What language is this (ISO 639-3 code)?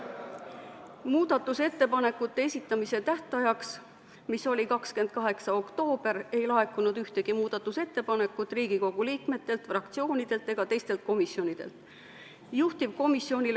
est